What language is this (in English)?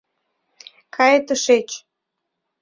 Mari